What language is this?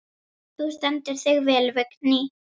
Icelandic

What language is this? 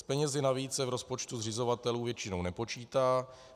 Czech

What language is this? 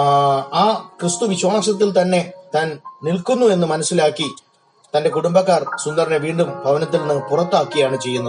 Malayalam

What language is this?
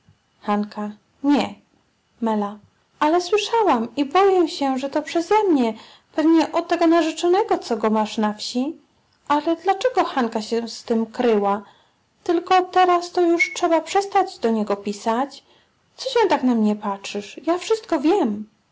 Polish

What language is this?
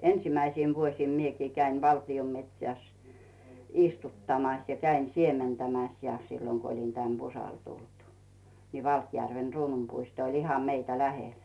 Finnish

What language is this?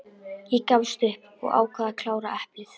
Icelandic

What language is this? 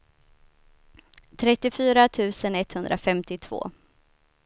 Swedish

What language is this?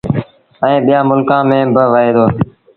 Sindhi Bhil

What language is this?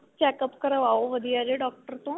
Punjabi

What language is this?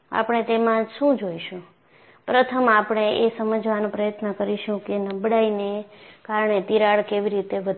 Gujarati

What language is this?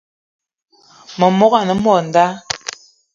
Eton (Cameroon)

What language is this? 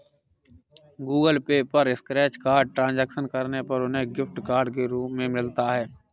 Hindi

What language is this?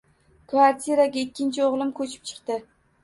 Uzbek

